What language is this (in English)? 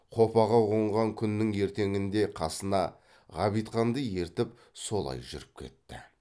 Kazakh